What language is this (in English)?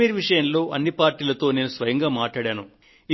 Telugu